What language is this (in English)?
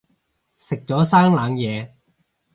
Cantonese